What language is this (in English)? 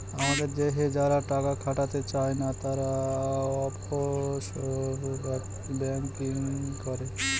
Bangla